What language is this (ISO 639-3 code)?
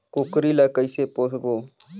hne